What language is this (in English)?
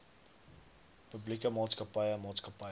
Afrikaans